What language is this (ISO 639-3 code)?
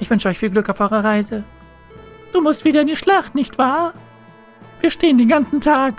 deu